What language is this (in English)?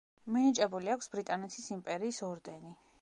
Georgian